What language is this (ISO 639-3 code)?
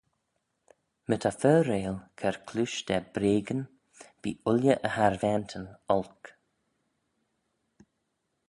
glv